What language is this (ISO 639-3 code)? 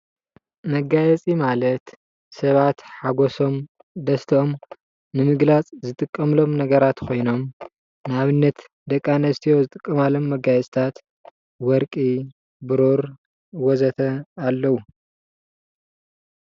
tir